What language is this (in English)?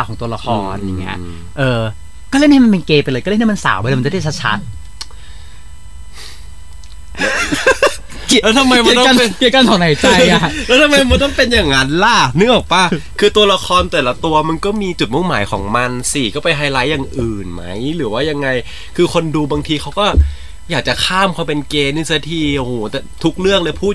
Thai